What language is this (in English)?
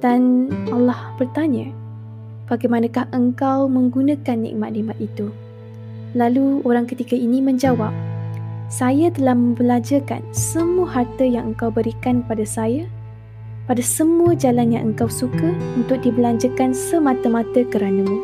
Malay